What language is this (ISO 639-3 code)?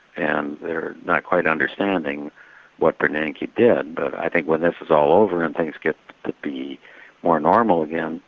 eng